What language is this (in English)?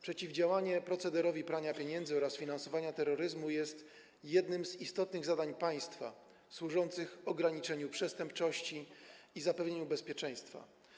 Polish